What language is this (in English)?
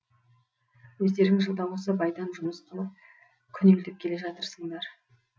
Kazakh